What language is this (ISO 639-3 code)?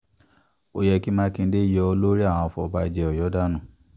yor